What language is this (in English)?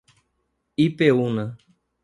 Portuguese